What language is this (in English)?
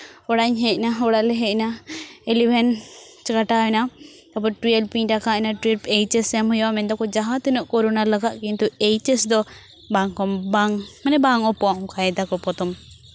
Santali